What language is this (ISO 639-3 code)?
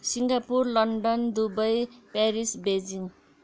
nep